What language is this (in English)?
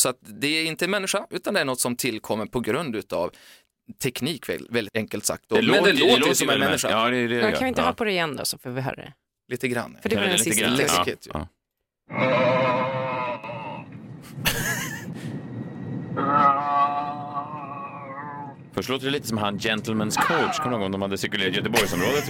Swedish